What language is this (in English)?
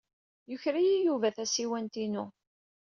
Kabyle